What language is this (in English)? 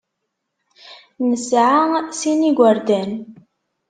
Kabyle